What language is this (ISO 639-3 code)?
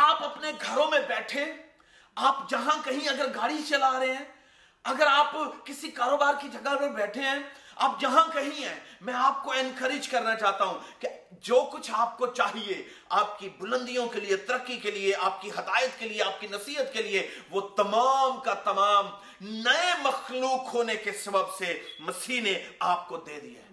urd